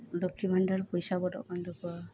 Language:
Santali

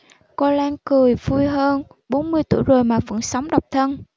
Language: Vietnamese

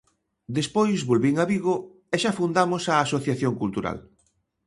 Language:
Galician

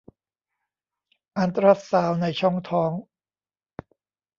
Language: Thai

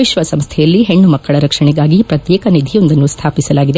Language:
Kannada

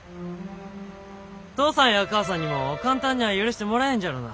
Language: Japanese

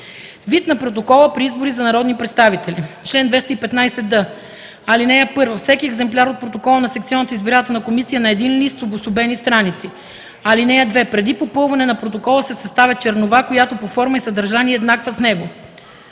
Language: Bulgarian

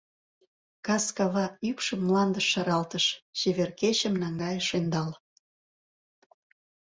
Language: Mari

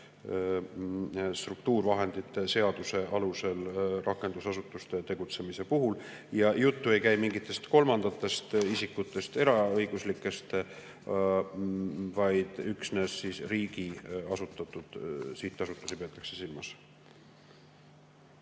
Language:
Estonian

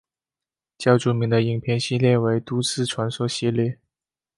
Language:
Chinese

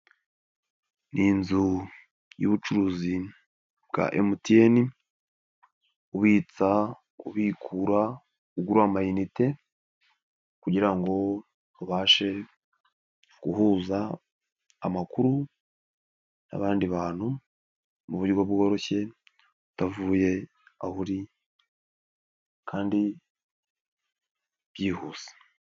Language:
Kinyarwanda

